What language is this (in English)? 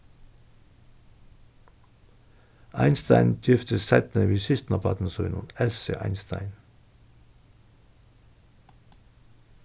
Faroese